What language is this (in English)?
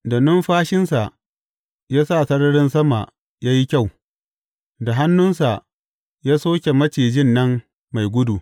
Hausa